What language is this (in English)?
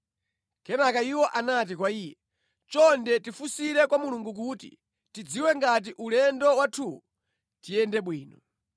Nyanja